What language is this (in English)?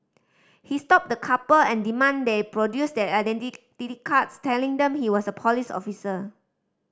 English